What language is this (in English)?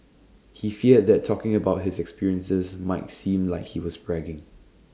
English